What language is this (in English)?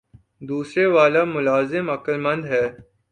Urdu